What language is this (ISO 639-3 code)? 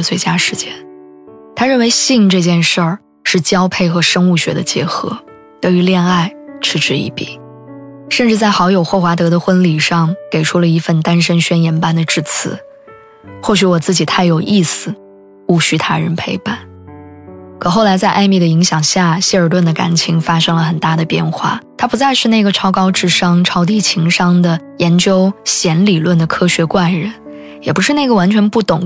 zho